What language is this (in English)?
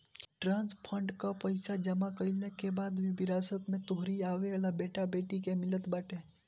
Bhojpuri